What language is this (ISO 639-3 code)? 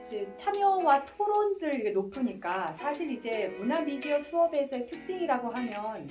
kor